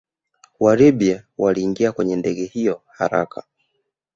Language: Swahili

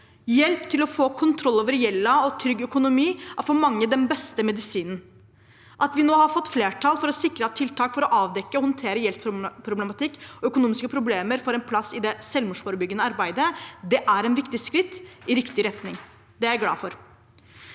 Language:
Norwegian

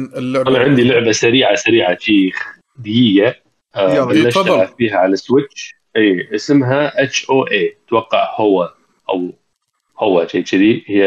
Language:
Arabic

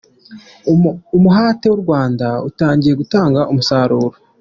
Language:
Kinyarwanda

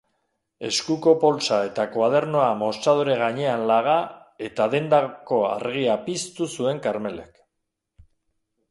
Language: Basque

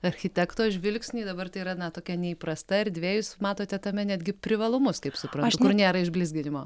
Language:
Lithuanian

